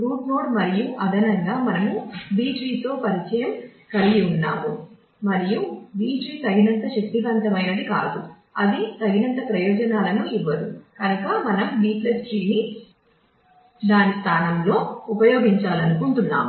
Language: Telugu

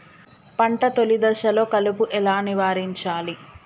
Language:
Telugu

